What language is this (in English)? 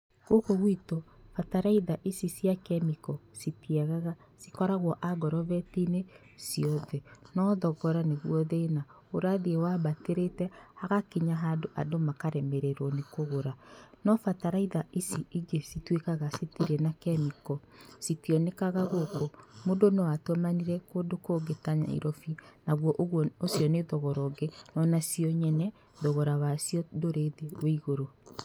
Kikuyu